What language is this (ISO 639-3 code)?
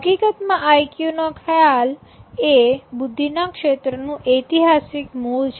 guj